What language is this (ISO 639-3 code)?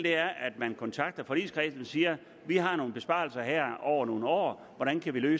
dan